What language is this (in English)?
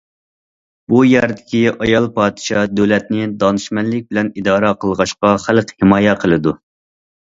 Uyghur